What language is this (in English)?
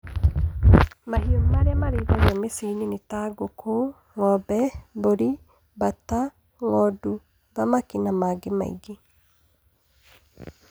Kikuyu